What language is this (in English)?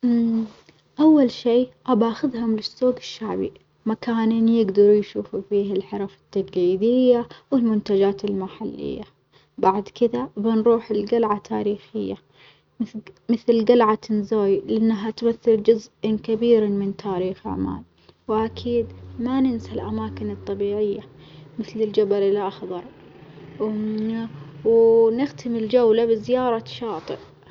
Omani Arabic